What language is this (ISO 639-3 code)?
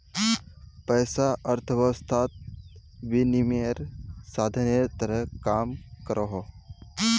mag